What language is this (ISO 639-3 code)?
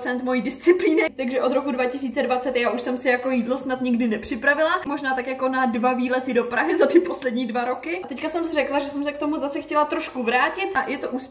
ces